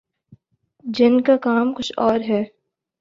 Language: Urdu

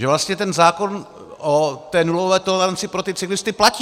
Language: Czech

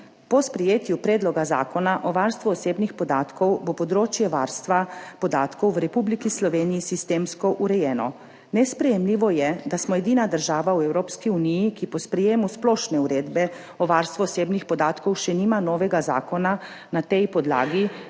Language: Slovenian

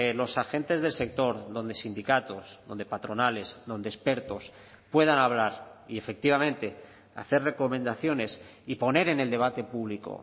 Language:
Spanish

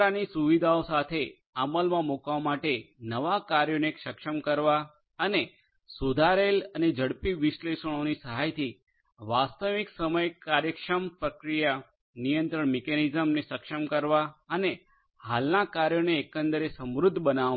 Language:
Gujarati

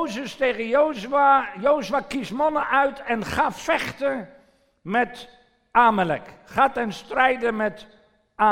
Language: Dutch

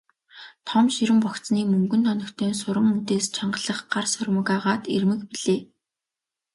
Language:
Mongolian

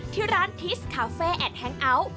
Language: Thai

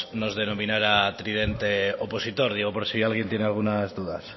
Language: Spanish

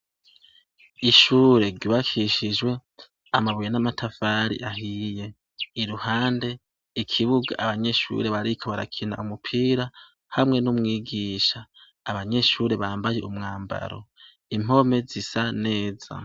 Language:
Rundi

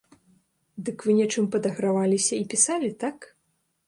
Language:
Belarusian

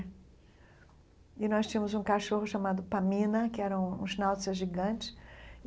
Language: Portuguese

